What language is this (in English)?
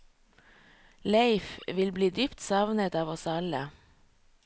Norwegian